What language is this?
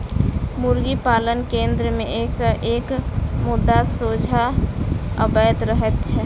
Maithili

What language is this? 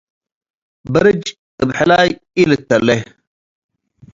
Tigre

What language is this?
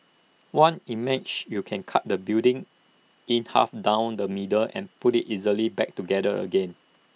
English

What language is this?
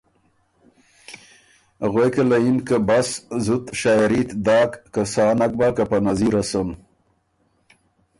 Ormuri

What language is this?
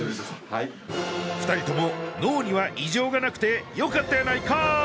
Japanese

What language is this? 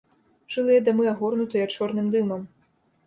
Belarusian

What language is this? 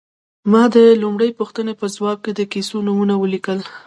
Pashto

